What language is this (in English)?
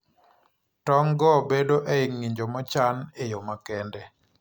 Luo (Kenya and Tanzania)